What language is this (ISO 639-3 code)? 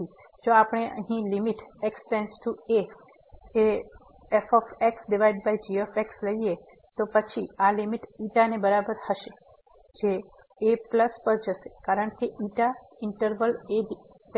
guj